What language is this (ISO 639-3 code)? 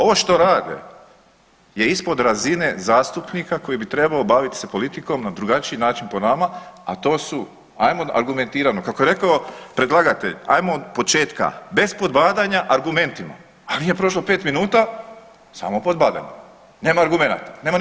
hrv